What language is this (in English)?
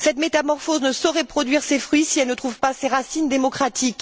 French